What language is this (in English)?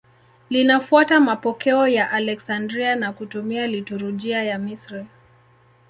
Swahili